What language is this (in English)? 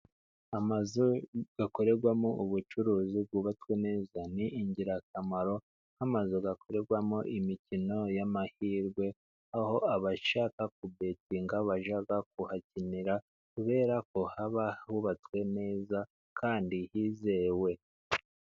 Kinyarwanda